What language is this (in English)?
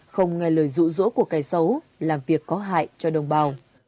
Vietnamese